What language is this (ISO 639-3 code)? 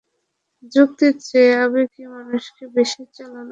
ben